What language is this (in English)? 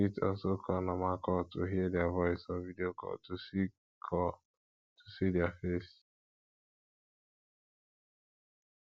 Nigerian Pidgin